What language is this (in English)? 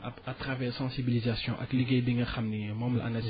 Wolof